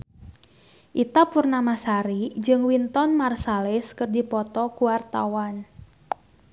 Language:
Sundanese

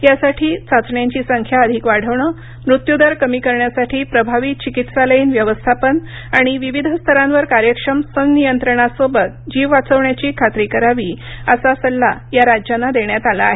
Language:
Marathi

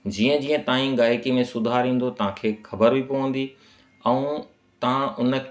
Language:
Sindhi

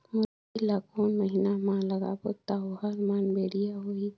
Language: Chhattisgarhi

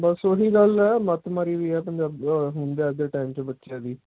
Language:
Punjabi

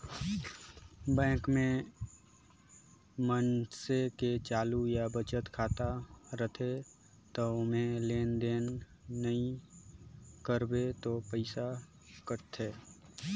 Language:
Chhattisgarhi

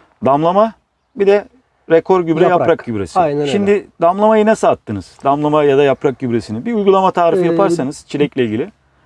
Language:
Turkish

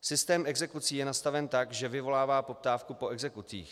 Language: Czech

